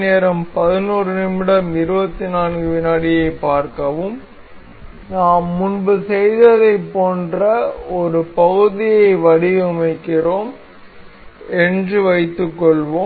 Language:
Tamil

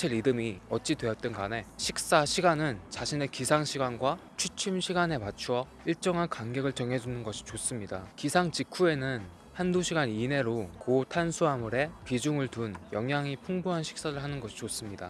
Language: Korean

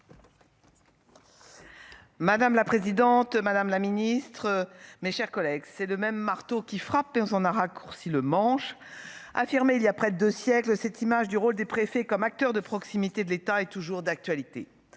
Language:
French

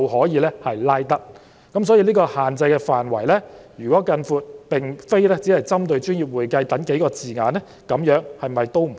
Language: Cantonese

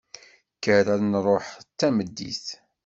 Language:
Kabyle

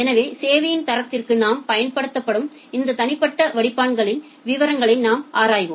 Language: Tamil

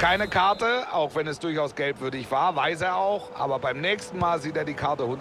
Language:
German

